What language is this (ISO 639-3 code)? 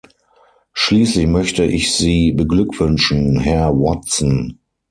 deu